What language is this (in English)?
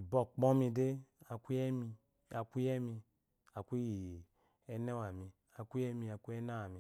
Eloyi